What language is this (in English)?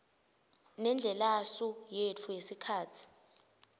Swati